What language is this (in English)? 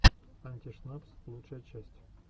Russian